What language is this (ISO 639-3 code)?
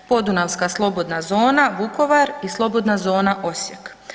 hrv